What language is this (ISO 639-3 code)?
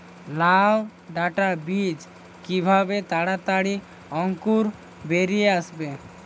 ben